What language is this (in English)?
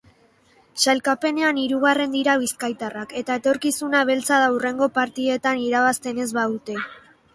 Basque